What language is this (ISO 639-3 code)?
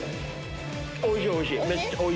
jpn